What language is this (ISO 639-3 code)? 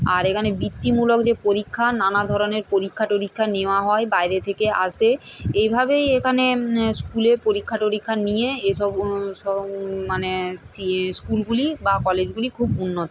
ben